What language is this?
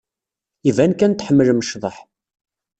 Kabyle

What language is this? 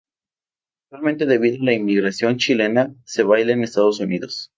Spanish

